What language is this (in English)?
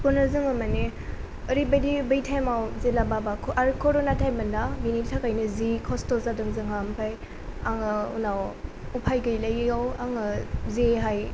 Bodo